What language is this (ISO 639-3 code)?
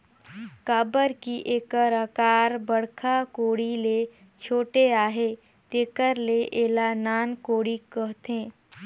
hne